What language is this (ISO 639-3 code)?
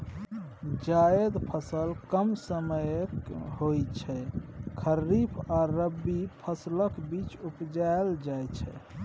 mai